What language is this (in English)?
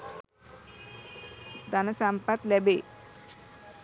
Sinhala